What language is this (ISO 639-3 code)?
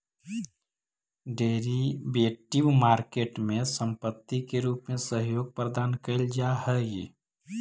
mag